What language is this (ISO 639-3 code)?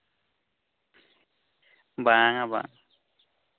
sat